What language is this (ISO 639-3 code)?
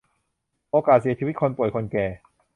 tha